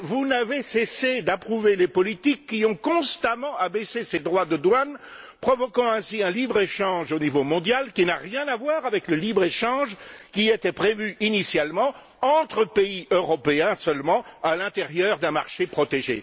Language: French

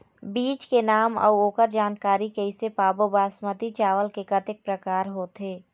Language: Chhattisgarhi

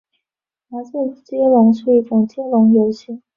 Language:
Chinese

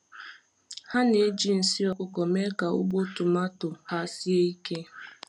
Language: Igbo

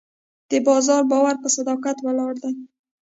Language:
Pashto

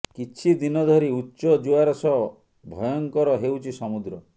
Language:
Odia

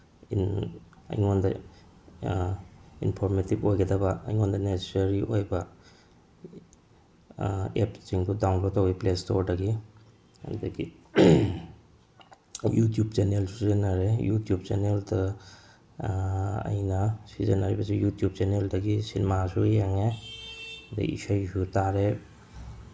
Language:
Manipuri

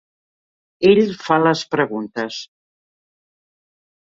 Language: Catalan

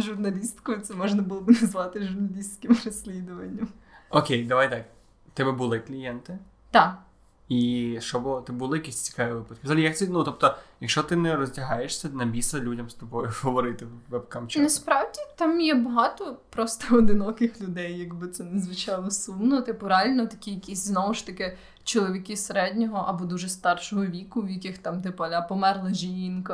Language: Ukrainian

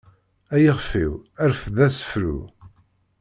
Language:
Kabyle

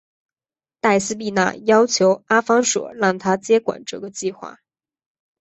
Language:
Chinese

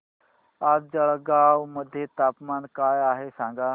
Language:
Marathi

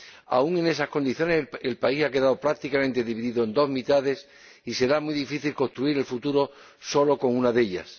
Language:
Spanish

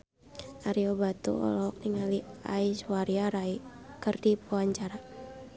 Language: Sundanese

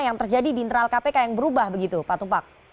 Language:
Indonesian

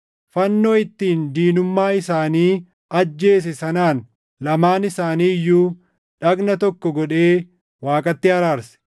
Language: Oromo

